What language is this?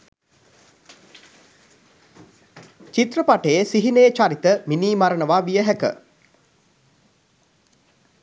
Sinhala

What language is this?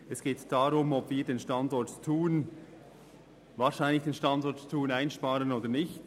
Swiss German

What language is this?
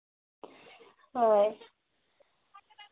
Santali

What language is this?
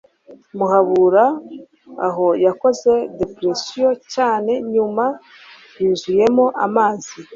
Kinyarwanda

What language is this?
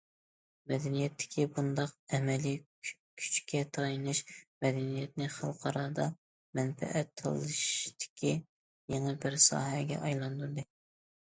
Uyghur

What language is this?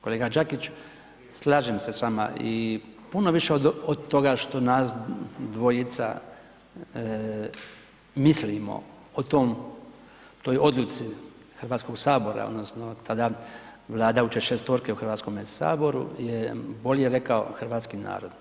Croatian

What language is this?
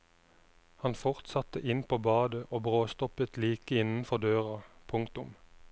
Norwegian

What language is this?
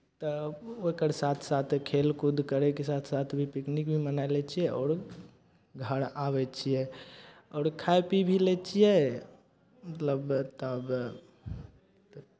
Maithili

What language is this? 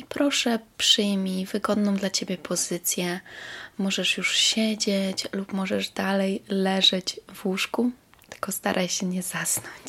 Polish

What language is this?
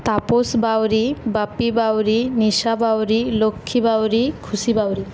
Bangla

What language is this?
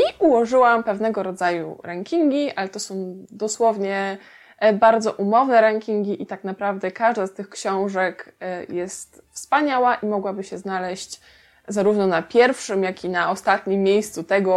Polish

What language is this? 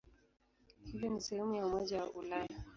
Swahili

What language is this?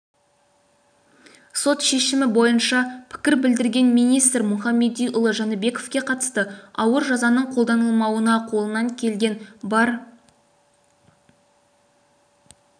Kazakh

